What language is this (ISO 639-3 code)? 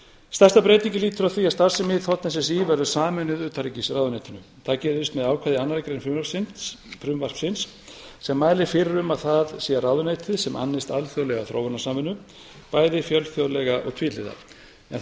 isl